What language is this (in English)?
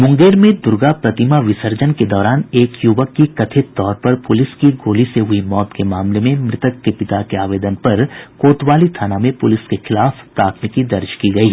Hindi